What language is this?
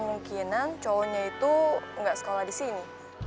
Indonesian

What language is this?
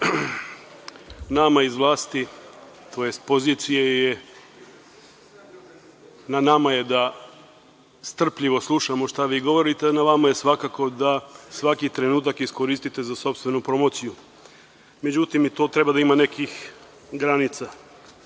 Serbian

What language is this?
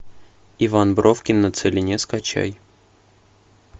Russian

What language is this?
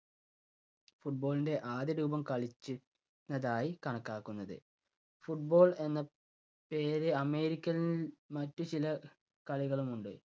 Malayalam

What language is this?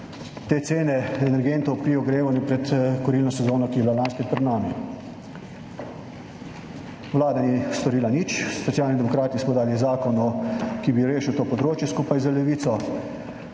Slovenian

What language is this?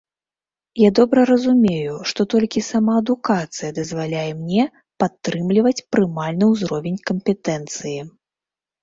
Belarusian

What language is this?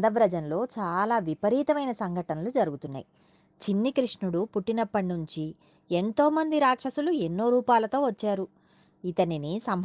Telugu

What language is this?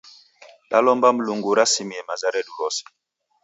Taita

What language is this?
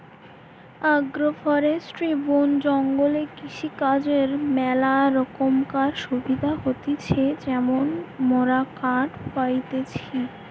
Bangla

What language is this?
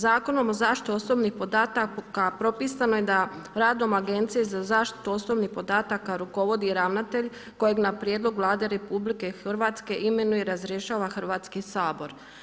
Croatian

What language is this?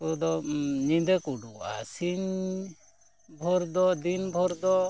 Santali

